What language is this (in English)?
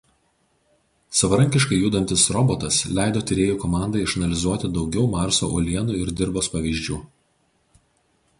Lithuanian